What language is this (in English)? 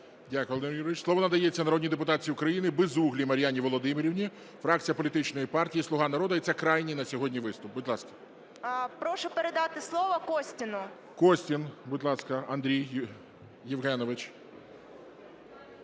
Ukrainian